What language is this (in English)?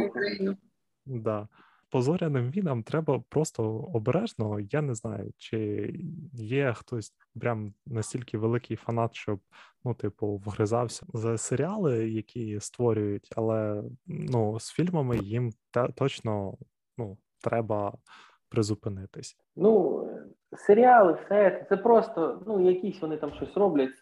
Ukrainian